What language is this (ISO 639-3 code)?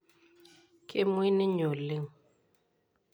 mas